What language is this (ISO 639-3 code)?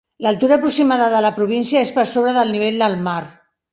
cat